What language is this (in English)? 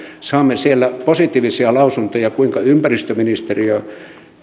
Finnish